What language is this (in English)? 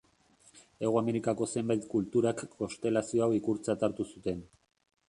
Basque